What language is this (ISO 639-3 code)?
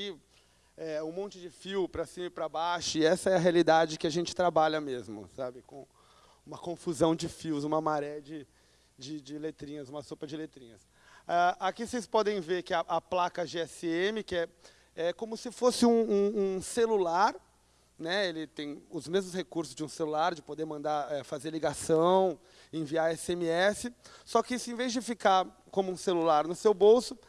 por